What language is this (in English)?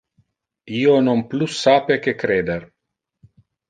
Interlingua